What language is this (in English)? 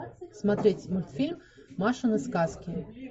Russian